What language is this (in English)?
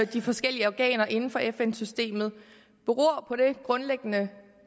Danish